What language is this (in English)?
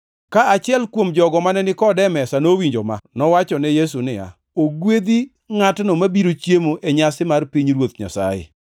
Luo (Kenya and Tanzania)